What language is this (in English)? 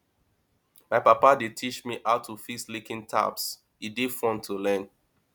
Nigerian Pidgin